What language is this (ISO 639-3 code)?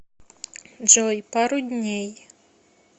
rus